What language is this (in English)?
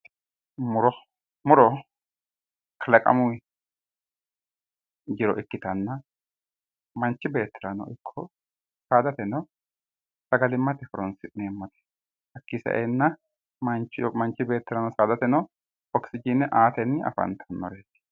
Sidamo